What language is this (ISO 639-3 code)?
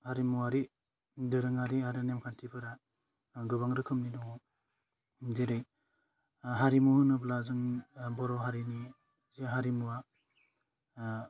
brx